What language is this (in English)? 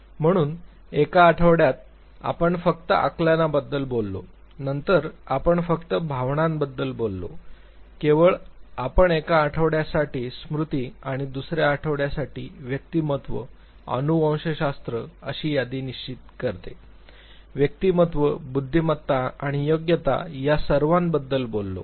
Marathi